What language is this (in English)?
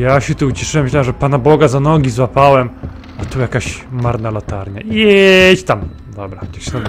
Polish